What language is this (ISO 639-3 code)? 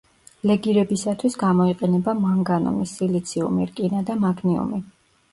kat